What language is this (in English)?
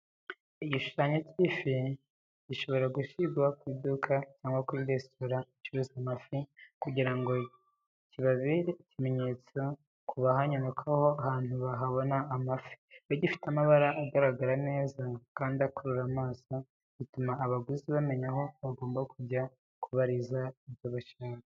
Kinyarwanda